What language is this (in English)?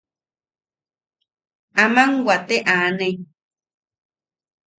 Yaqui